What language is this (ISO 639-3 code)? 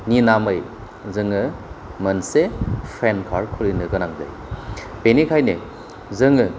brx